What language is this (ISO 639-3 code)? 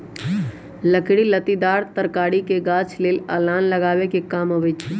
mag